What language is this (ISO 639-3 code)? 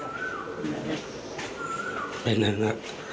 tha